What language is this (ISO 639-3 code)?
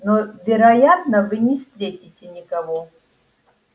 rus